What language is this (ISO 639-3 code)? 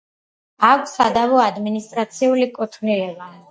kat